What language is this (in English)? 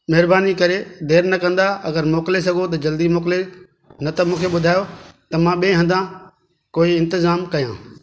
Sindhi